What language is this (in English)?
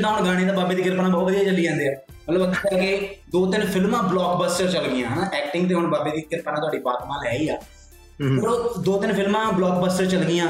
Punjabi